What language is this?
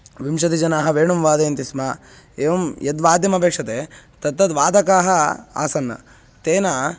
Sanskrit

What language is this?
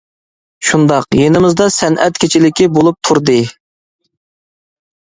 Uyghur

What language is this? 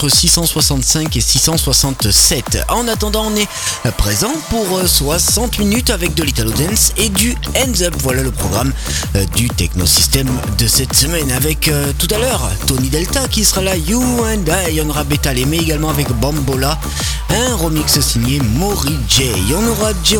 French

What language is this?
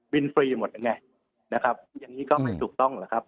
Thai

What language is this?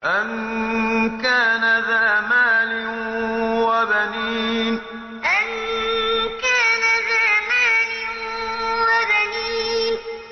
Arabic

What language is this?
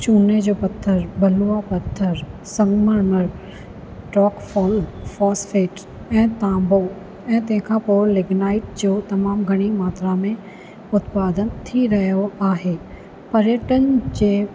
Sindhi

